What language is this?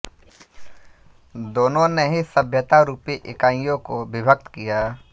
Hindi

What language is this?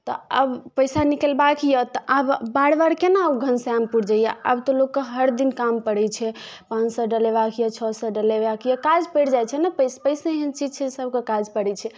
Maithili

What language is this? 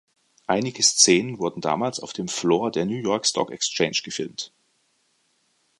German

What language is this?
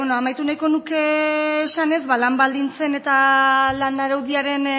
Basque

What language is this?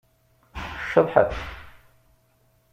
Kabyle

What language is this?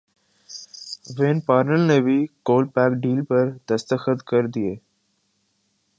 Urdu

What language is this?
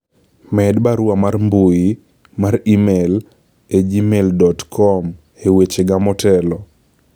Luo (Kenya and Tanzania)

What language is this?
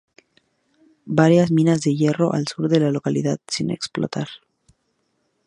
Spanish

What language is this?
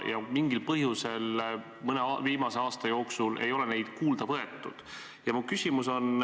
Estonian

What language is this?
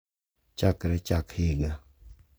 Luo (Kenya and Tanzania)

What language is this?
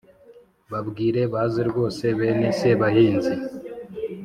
Kinyarwanda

